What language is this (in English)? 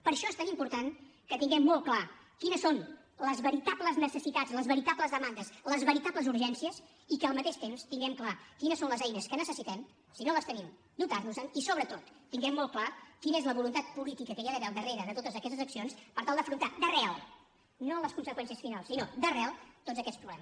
Catalan